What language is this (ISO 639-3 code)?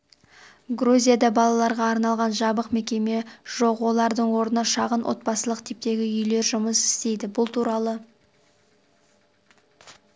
kaz